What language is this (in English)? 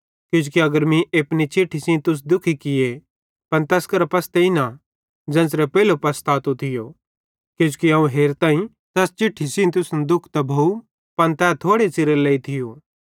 Bhadrawahi